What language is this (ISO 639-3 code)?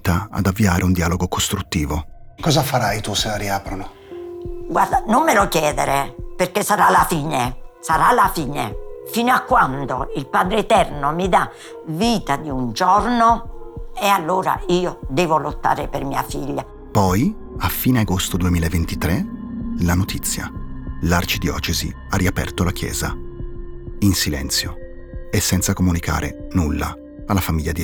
ita